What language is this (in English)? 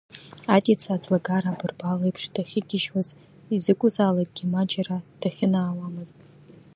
Abkhazian